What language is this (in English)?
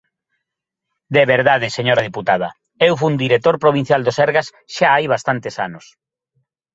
Galician